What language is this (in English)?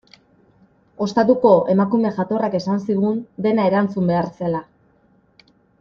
Basque